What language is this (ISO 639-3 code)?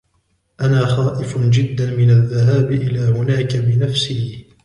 ara